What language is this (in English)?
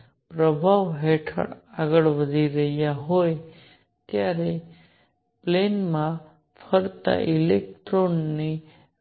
Gujarati